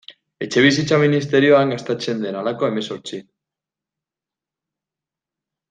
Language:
Basque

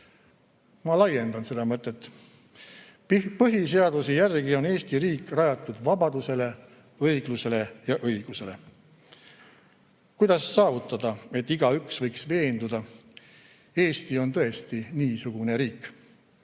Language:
Estonian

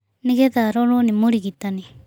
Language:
Kikuyu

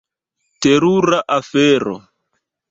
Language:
Esperanto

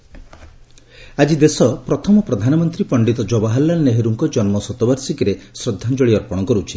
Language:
Odia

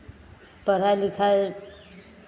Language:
Maithili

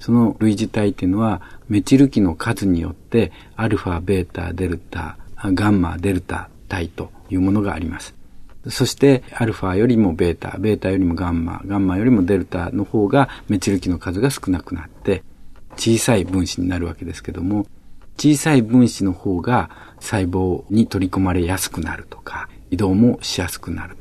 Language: Japanese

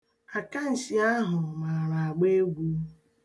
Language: Igbo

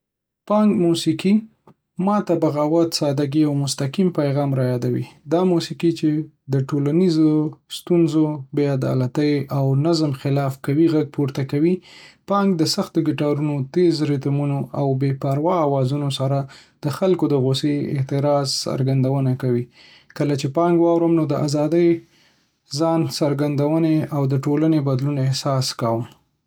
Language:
Pashto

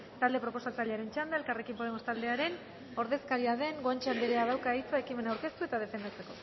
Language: Basque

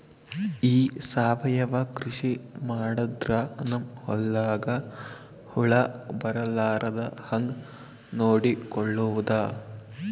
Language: Kannada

